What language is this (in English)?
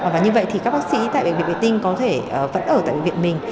Vietnamese